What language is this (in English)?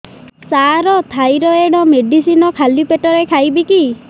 Odia